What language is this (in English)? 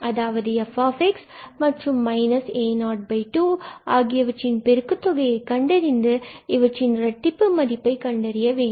Tamil